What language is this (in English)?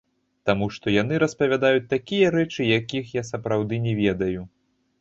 Belarusian